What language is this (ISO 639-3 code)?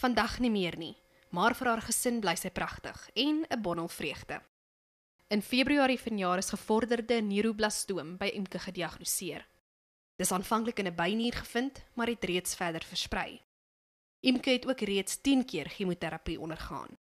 nld